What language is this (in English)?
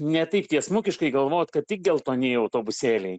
Lithuanian